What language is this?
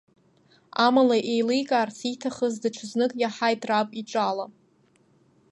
Abkhazian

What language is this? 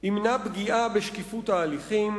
Hebrew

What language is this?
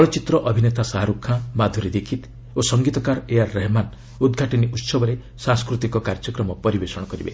Odia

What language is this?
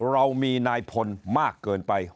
Thai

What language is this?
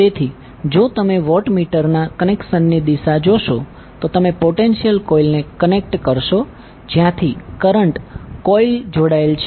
Gujarati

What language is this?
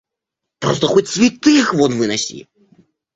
Russian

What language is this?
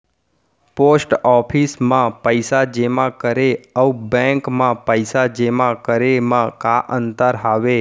Chhattisgarhi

